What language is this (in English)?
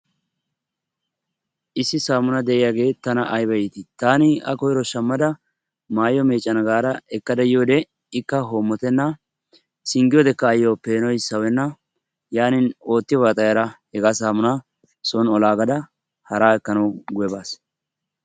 Wolaytta